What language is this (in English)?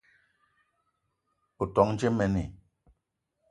Eton (Cameroon)